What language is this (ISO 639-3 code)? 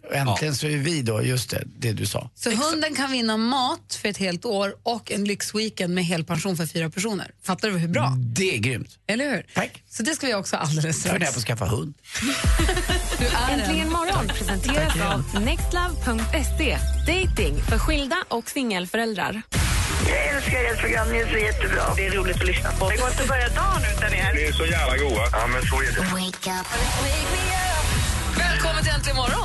swe